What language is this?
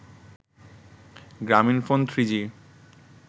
Bangla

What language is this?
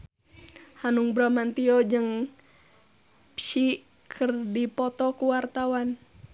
Sundanese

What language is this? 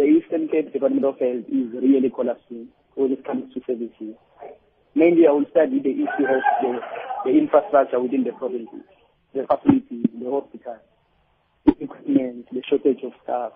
English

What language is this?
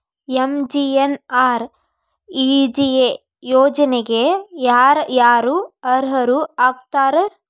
Kannada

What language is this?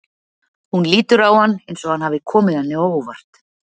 Icelandic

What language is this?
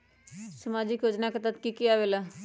Magahi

